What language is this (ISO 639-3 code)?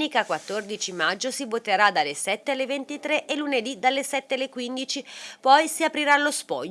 ita